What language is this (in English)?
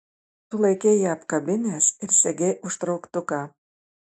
Lithuanian